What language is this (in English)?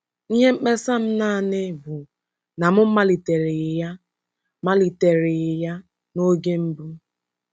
Igbo